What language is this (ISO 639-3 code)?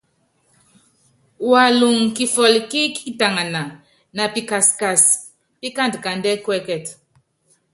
yav